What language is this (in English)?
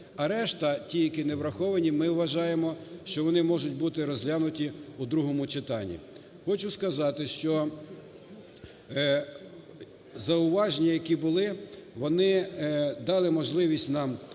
Ukrainian